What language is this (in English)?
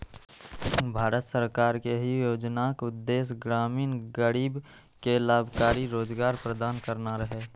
Maithili